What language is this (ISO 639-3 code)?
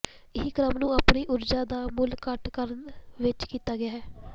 pan